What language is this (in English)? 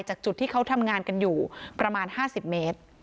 Thai